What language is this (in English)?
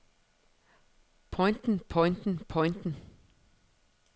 Danish